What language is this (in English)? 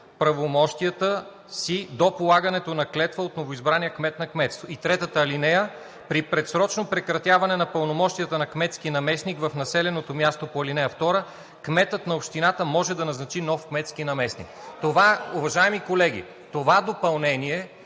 Bulgarian